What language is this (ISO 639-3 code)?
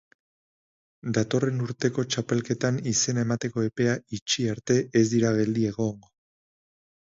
eus